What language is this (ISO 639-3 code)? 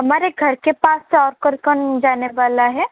hin